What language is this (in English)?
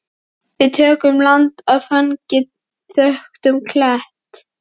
Icelandic